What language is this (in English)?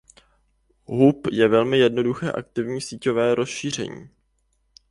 Czech